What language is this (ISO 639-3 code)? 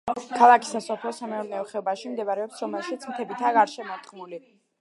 kat